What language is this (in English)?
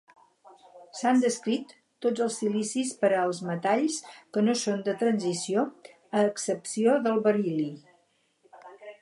Catalan